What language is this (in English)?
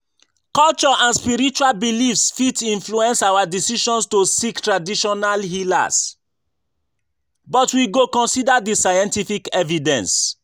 Nigerian Pidgin